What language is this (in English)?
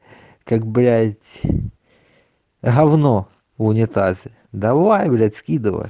Russian